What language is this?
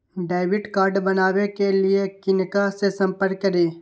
Maithili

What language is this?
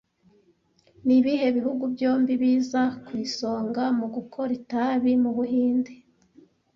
Kinyarwanda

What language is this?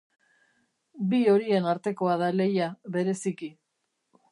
Basque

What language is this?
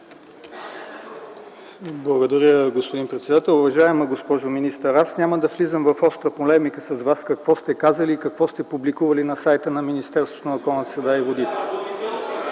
Bulgarian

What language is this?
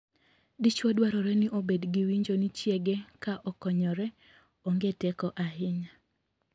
Luo (Kenya and Tanzania)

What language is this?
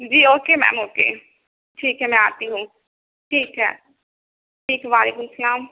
Urdu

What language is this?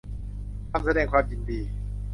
Thai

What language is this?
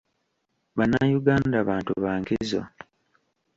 Ganda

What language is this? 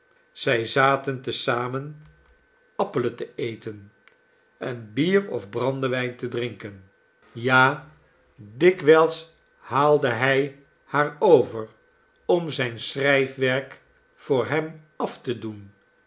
Dutch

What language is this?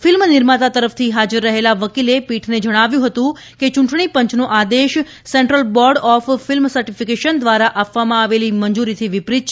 Gujarati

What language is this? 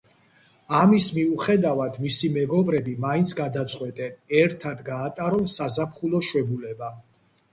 Georgian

